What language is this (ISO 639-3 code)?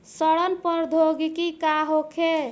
bho